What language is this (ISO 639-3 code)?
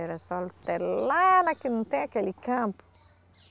por